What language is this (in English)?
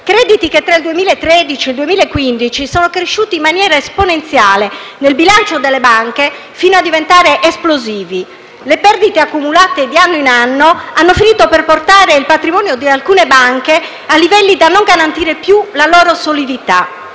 Italian